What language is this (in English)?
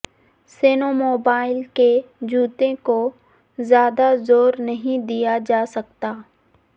Urdu